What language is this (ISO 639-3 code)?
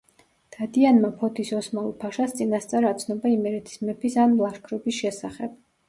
kat